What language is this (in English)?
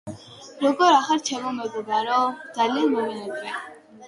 Georgian